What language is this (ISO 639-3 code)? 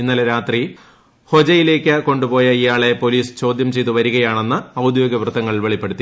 mal